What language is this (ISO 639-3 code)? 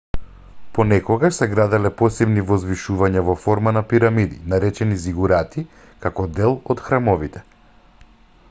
mkd